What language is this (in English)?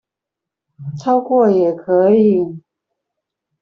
Chinese